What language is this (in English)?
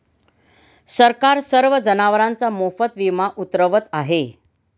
Marathi